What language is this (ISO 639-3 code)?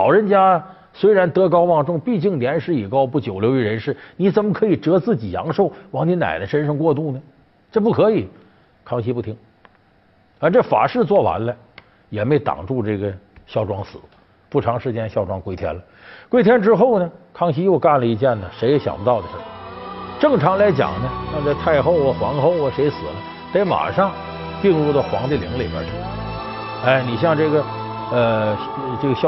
zho